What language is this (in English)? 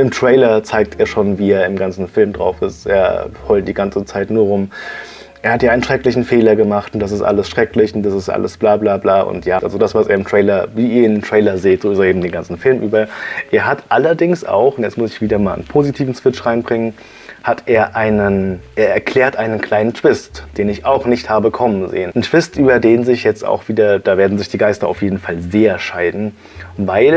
German